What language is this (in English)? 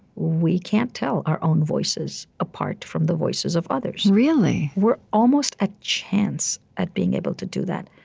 English